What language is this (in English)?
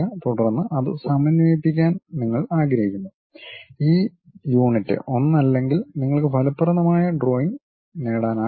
Malayalam